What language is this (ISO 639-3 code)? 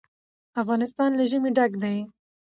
pus